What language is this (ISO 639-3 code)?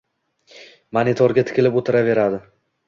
uzb